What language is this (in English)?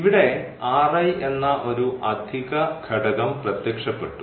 Malayalam